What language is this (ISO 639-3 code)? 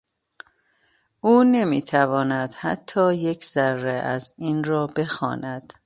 fas